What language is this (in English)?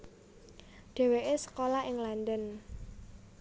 Javanese